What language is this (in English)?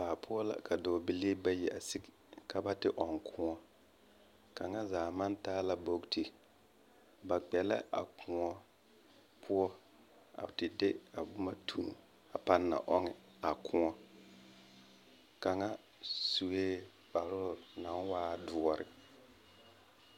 Southern Dagaare